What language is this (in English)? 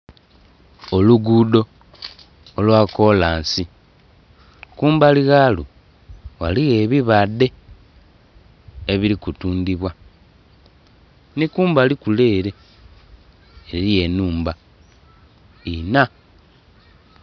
Soga